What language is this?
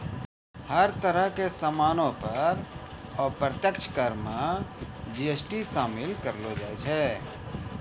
Maithili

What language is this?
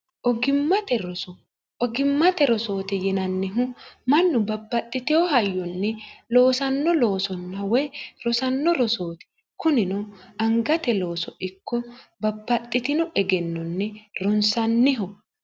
Sidamo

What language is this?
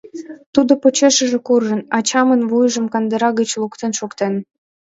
Mari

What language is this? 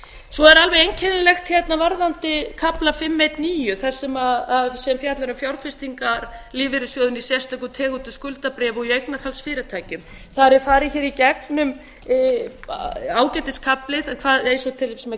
Icelandic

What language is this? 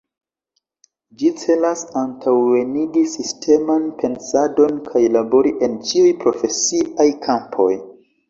Esperanto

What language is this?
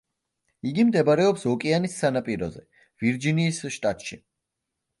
Georgian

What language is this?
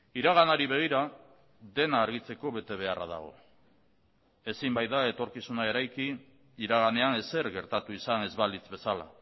Basque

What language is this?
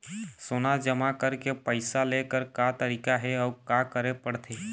Chhattisgarhi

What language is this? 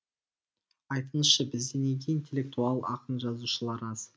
Kazakh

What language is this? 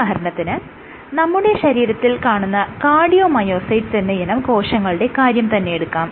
Malayalam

